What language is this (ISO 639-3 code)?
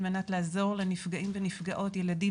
heb